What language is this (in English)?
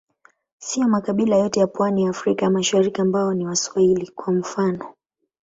Swahili